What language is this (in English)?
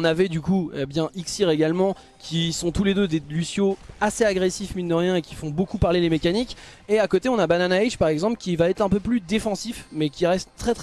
French